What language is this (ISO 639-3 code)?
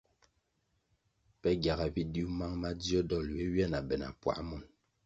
nmg